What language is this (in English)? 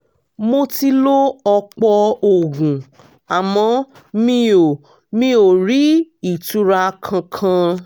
Yoruba